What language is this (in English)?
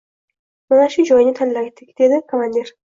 Uzbek